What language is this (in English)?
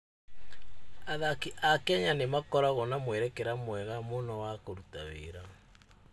Kikuyu